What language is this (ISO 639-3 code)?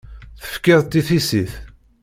kab